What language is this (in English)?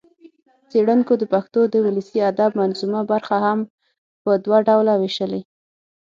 Pashto